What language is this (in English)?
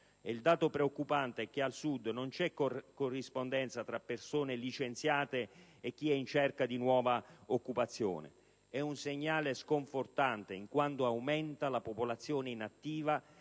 Italian